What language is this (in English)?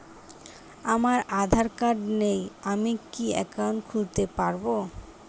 Bangla